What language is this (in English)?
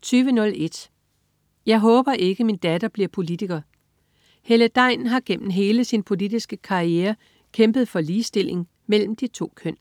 Danish